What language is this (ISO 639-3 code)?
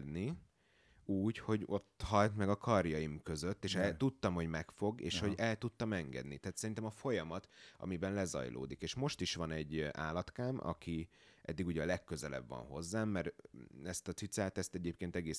hun